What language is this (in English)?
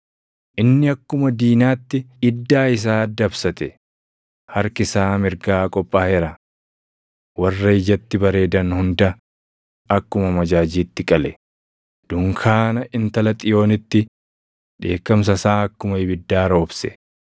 Oromo